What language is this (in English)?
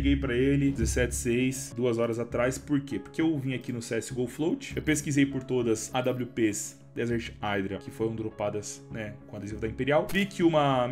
Portuguese